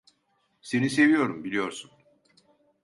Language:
Turkish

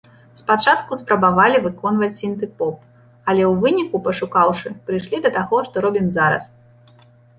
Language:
Belarusian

